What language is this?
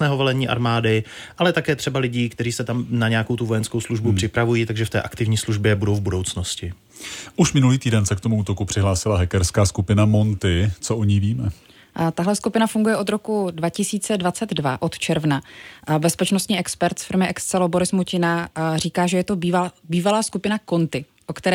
Czech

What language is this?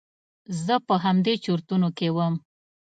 Pashto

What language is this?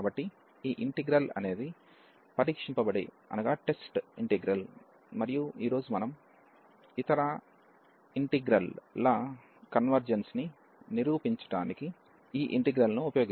Telugu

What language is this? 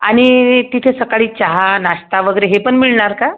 Marathi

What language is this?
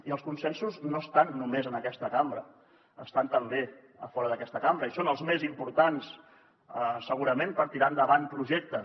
Catalan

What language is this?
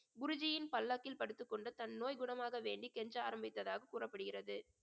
Tamil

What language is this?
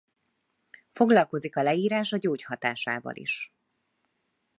Hungarian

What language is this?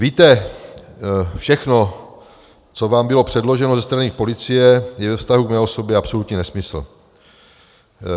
Czech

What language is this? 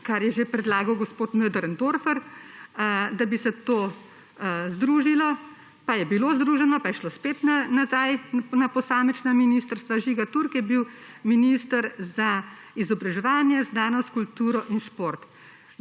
Slovenian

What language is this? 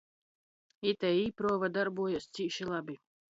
Latgalian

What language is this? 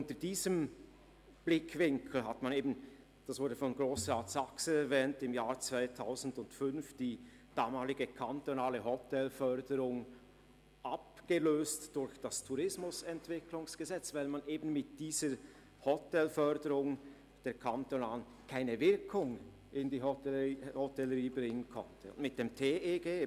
Swiss German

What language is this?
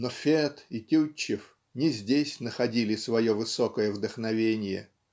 Russian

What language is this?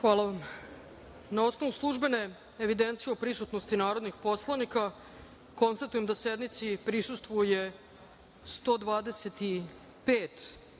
Serbian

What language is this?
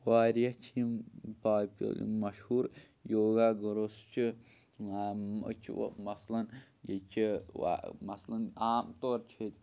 Kashmiri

